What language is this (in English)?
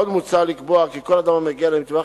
Hebrew